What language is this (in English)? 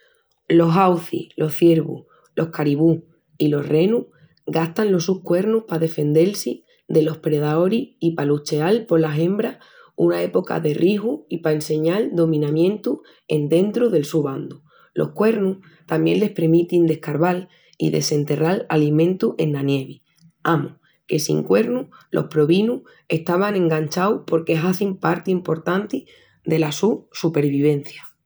Extremaduran